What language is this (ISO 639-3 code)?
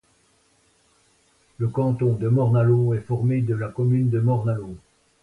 fra